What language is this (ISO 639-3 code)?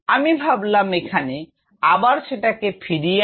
ben